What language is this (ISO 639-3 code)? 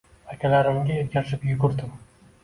uzb